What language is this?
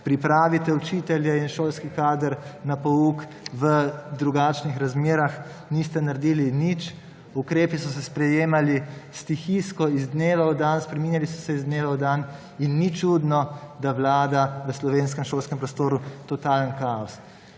Slovenian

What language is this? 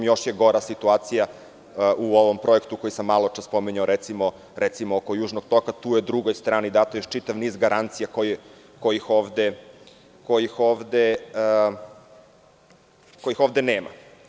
Serbian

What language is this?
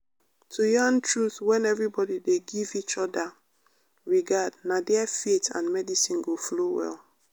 Nigerian Pidgin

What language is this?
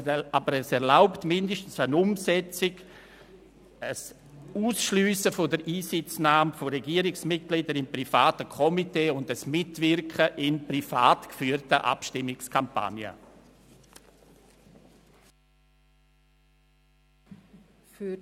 Swiss German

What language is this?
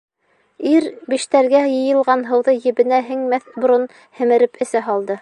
Bashkir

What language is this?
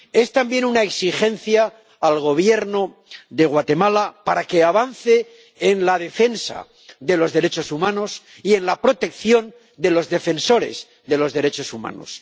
Spanish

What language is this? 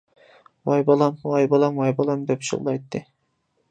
Uyghur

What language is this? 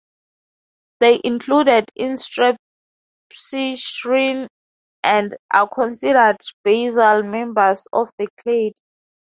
English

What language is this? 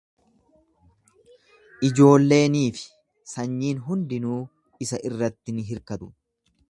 Oromo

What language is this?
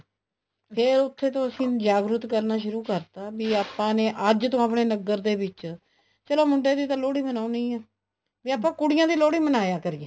Punjabi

